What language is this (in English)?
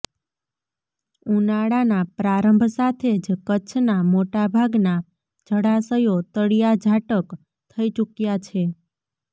Gujarati